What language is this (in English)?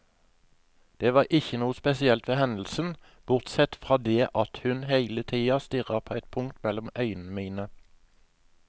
Norwegian